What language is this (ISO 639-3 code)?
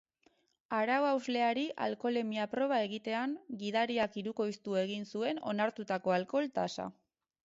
eus